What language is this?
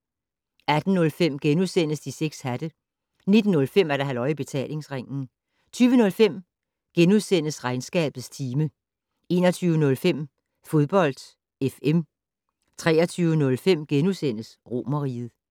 Danish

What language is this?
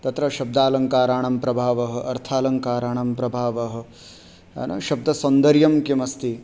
Sanskrit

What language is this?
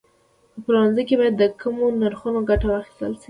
Pashto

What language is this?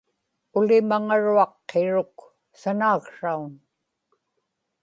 Inupiaq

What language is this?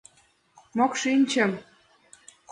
Mari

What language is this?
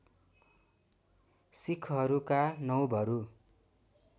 Nepali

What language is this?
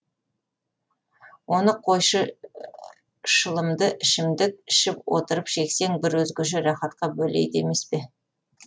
Kazakh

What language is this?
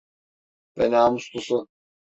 Turkish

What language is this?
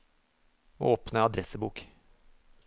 Norwegian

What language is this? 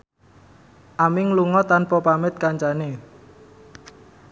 Javanese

